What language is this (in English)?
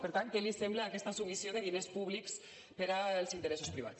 Catalan